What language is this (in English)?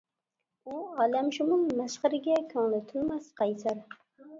Uyghur